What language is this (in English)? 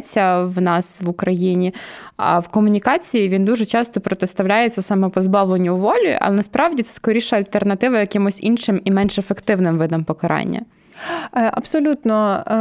Ukrainian